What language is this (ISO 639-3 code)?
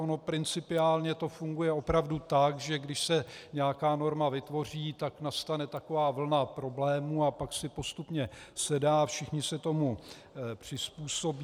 ces